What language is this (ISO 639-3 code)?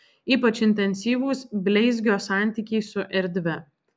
lit